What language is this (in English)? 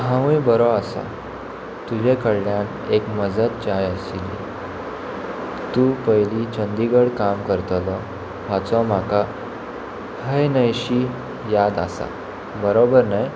Konkani